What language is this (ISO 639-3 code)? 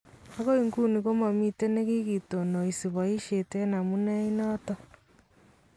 kln